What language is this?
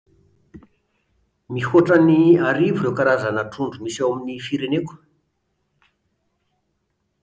Malagasy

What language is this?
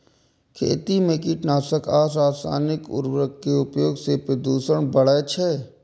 Maithili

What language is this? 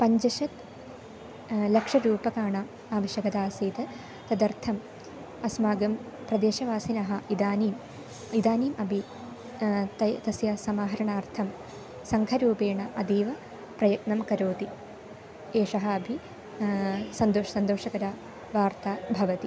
Sanskrit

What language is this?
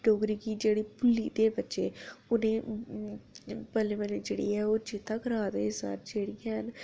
Dogri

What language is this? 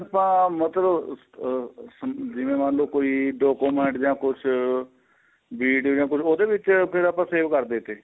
Punjabi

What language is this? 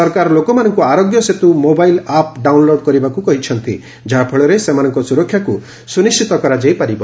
Odia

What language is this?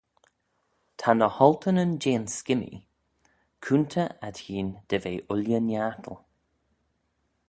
Manx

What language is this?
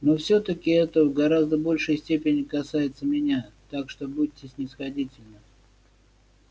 Russian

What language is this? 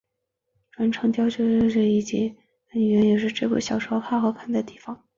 Chinese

